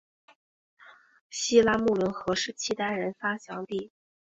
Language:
Chinese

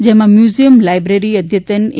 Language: Gujarati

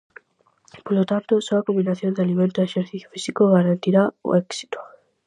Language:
Galician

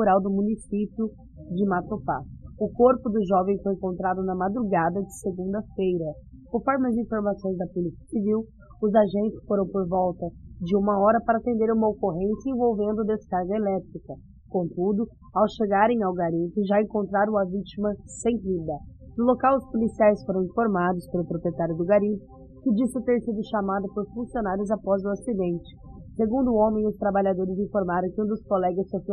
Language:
Portuguese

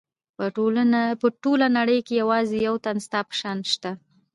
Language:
Pashto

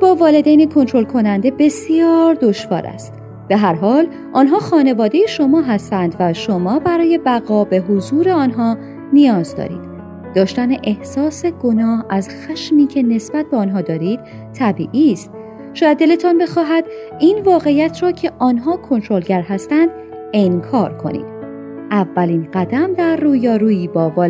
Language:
Persian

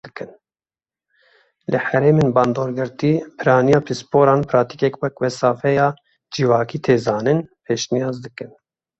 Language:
Kurdish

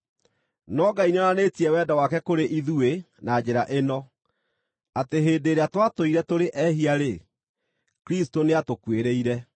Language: Kikuyu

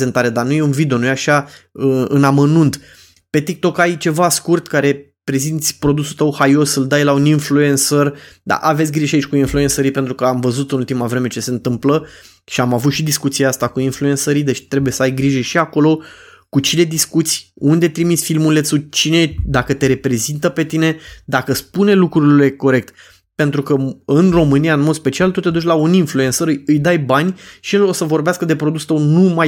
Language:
Romanian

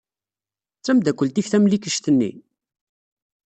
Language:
Kabyle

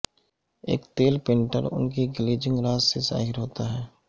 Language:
Urdu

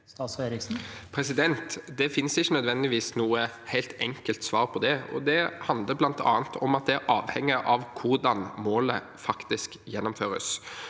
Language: Norwegian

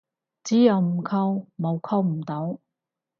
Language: Cantonese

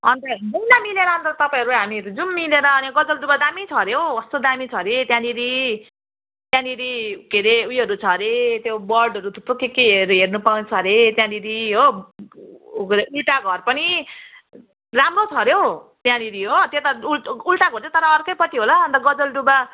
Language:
Nepali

